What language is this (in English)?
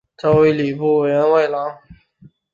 Chinese